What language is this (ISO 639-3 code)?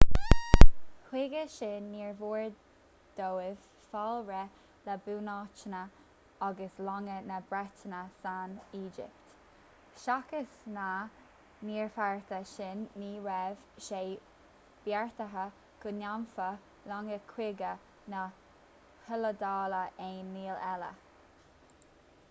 gle